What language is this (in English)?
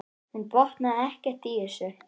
Icelandic